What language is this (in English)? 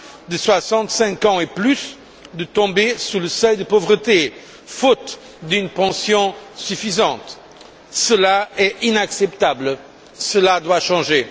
French